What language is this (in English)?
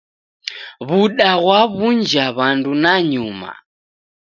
Taita